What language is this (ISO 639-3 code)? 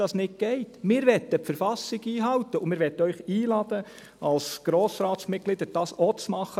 gsw